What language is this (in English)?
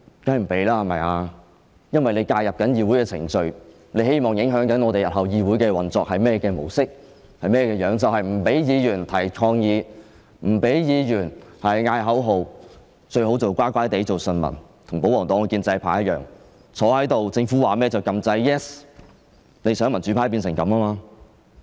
Cantonese